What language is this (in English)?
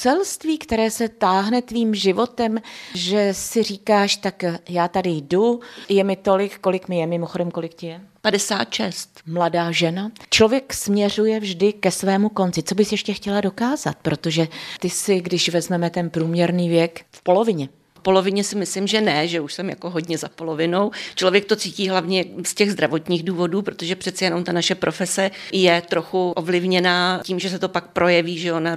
Czech